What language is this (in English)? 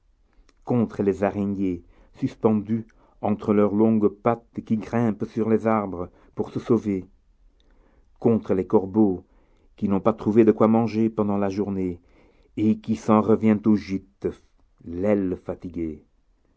French